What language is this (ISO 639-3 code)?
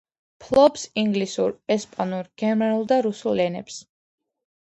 kat